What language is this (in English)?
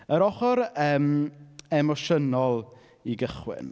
Welsh